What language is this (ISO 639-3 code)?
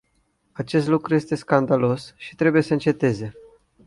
ron